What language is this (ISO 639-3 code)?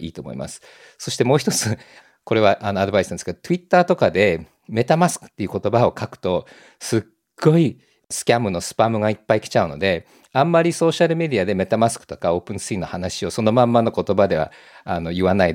jpn